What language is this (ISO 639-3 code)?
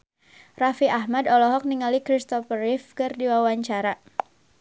sun